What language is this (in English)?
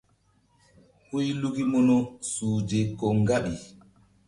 Mbum